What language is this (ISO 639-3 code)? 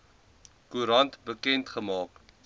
afr